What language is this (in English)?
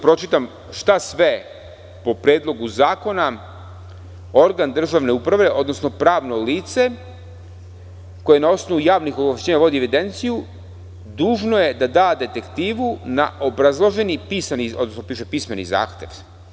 Serbian